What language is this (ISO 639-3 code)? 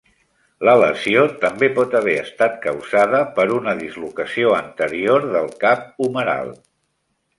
cat